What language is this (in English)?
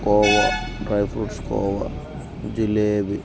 Telugu